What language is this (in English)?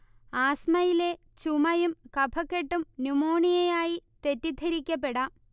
Malayalam